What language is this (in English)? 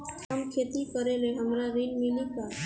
Bhojpuri